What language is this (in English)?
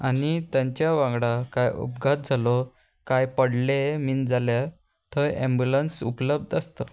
Konkani